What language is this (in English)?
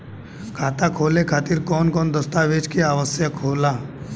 Bhojpuri